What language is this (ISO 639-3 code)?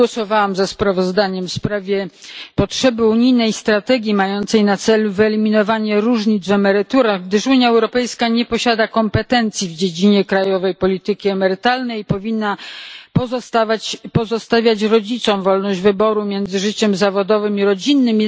pol